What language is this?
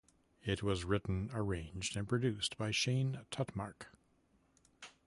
English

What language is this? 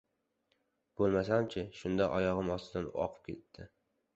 Uzbek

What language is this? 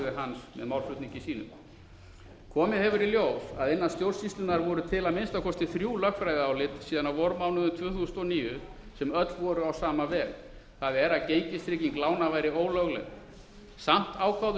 Icelandic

